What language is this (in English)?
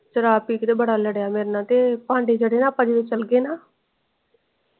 Punjabi